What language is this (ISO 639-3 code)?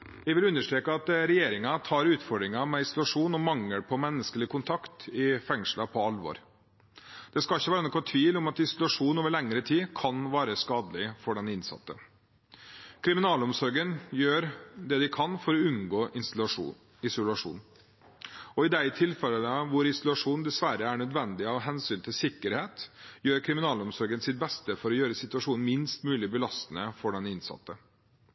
nob